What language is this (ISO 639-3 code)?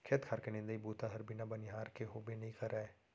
hne